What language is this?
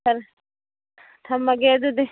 Manipuri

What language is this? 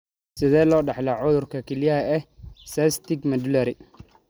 Somali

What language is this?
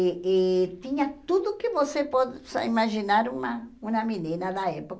Portuguese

